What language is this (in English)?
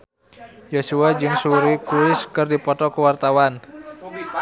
Sundanese